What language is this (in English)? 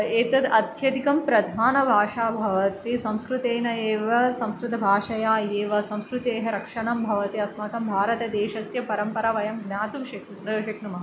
Sanskrit